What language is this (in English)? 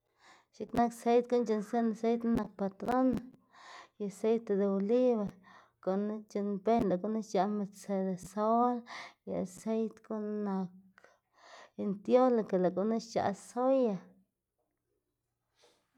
Xanaguía Zapotec